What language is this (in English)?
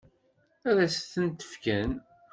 Kabyle